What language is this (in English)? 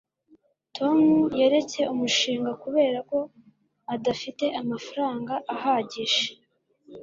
Kinyarwanda